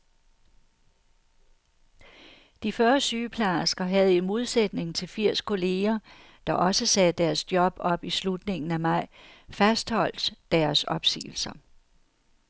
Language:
Danish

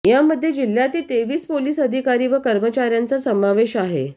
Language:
Marathi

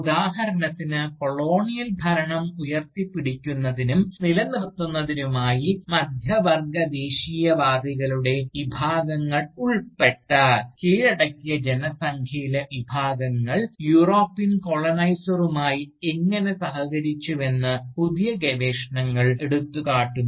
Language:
Malayalam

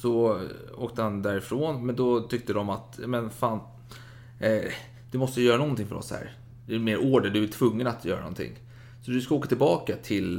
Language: Swedish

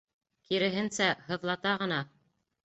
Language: Bashkir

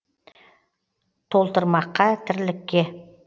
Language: Kazakh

